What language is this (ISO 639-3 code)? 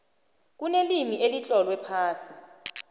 nbl